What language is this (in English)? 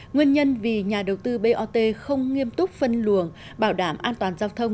Vietnamese